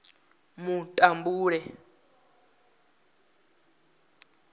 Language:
Venda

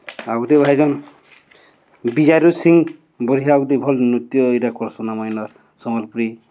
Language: Odia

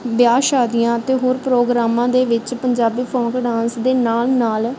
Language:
Punjabi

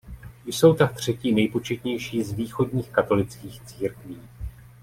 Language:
Czech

